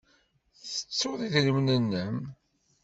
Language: Kabyle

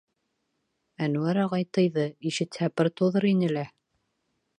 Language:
Bashkir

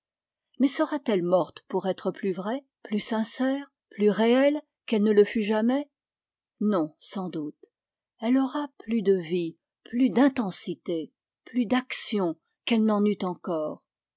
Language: French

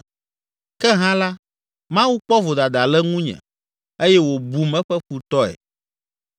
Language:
Ewe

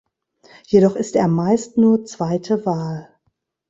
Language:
German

